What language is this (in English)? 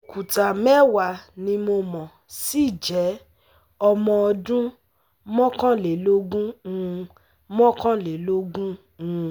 Yoruba